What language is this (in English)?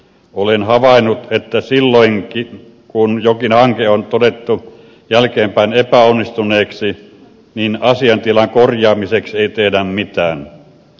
Finnish